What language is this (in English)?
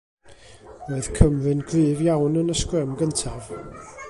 Welsh